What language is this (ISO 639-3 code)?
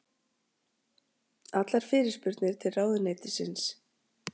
isl